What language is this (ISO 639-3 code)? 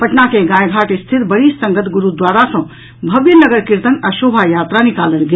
mai